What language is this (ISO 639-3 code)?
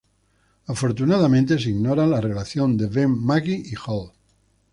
spa